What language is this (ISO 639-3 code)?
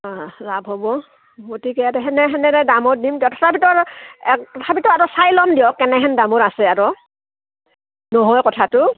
asm